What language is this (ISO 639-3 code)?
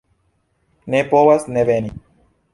epo